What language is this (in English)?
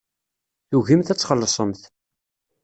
Kabyle